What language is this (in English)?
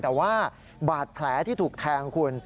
Thai